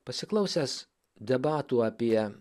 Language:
Lithuanian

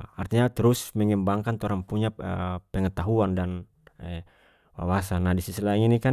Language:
North Moluccan Malay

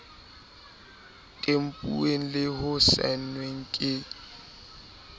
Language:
Southern Sotho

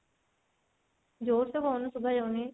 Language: Odia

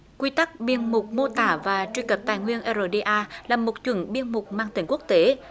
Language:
Vietnamese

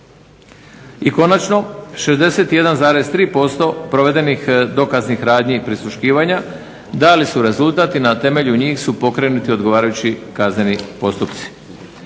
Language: Croatian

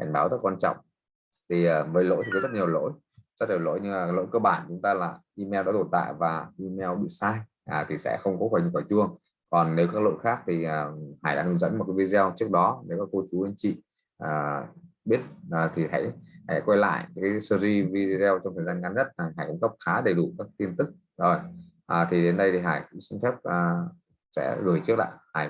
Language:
Vietnamese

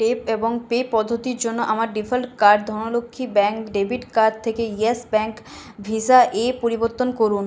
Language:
Bangla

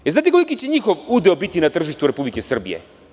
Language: Serbian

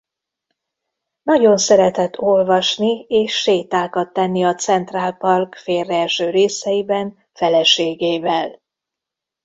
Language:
Hungarian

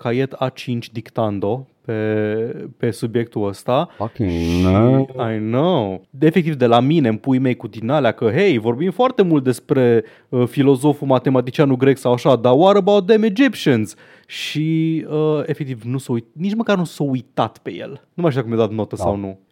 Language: Romanian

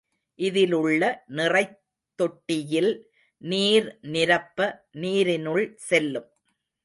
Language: Tamil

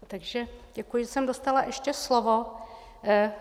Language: Czech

